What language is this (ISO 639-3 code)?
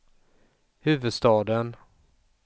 swe